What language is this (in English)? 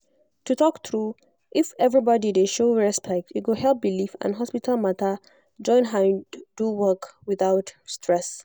Nigerian Pidgin